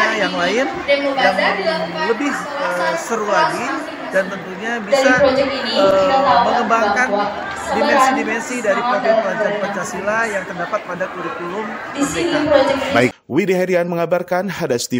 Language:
Indonesian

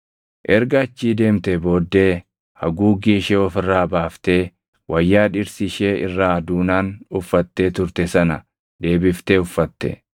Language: Oromo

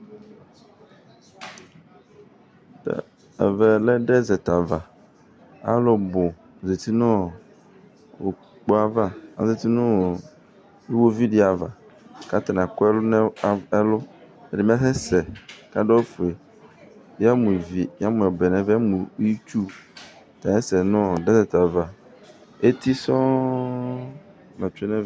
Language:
Ikposo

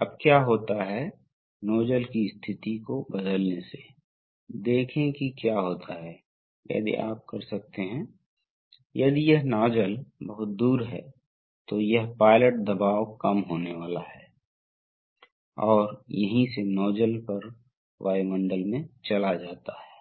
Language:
Hindi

